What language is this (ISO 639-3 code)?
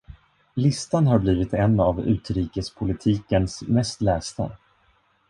swe